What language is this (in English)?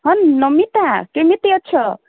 Odia